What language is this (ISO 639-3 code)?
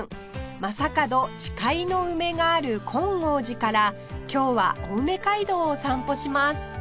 jpn